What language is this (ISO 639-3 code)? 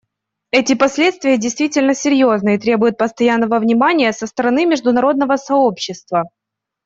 rus